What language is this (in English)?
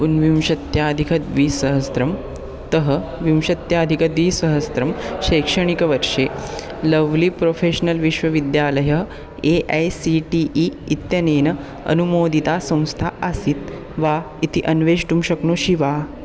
Sanskrit